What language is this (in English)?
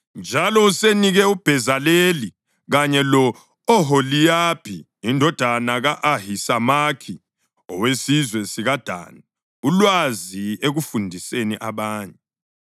North Ndebele